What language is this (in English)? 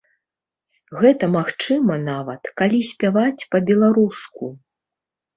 Belarusian